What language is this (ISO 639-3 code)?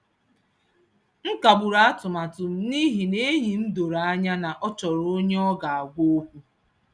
ibo